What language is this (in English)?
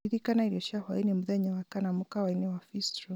Kikuyu